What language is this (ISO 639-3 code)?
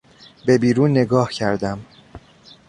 fas